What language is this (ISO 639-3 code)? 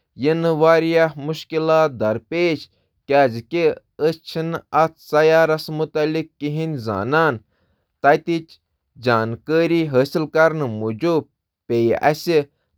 kas